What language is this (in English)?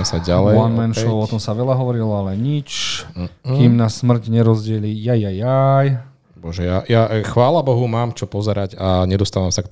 Slovak